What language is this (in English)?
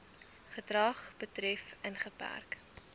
Afrikaans